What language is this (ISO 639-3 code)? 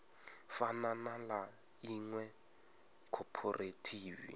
ven